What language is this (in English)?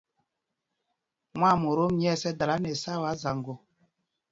Mpumpong